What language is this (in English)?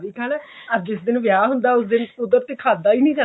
Punjabi